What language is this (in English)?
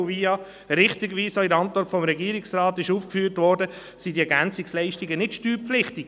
Swiss German